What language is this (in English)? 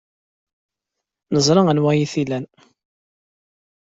Kabyle